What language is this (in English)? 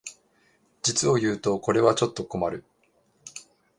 Japanese